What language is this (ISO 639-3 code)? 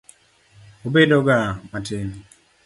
luo